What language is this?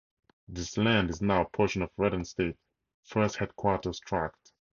English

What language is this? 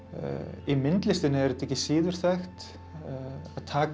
Icelandic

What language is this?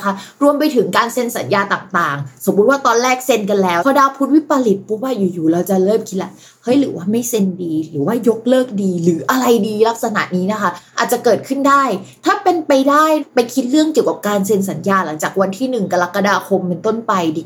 Thai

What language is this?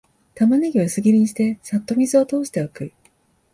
Japanese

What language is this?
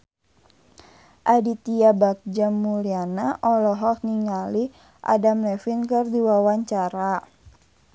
Sundanese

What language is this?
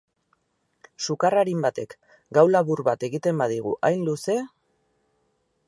Basque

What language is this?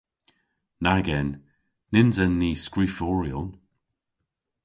Cornish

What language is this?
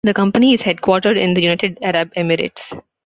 English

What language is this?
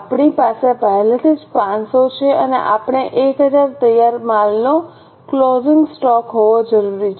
Gujarati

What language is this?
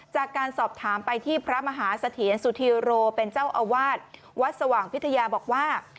Thai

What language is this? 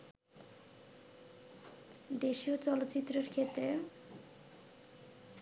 Bangla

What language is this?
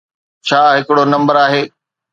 Sindhi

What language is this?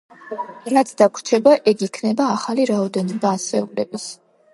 Georgian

